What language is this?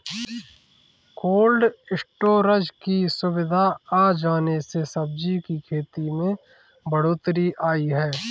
Hindi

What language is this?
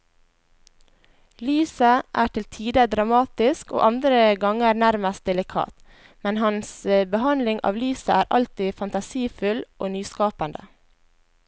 Norwegian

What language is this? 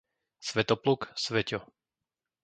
Slovak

